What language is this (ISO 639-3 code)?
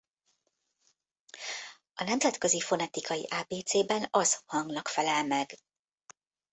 hun